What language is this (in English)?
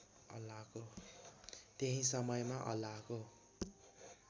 Nepali